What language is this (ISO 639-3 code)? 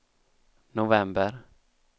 swe